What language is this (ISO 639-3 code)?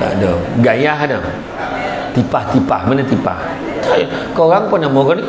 msa